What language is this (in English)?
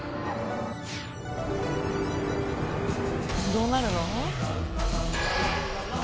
Japanese